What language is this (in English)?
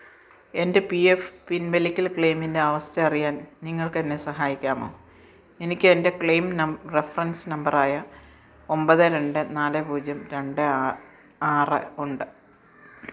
Malayalam